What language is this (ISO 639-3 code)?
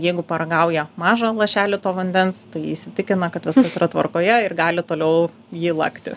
lit